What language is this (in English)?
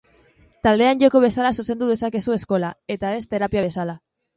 Basque